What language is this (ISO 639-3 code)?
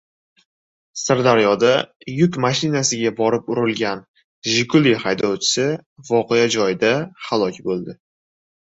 uzb